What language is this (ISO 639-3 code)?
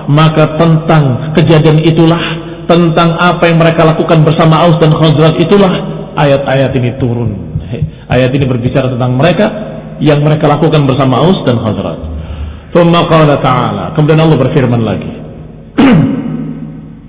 ind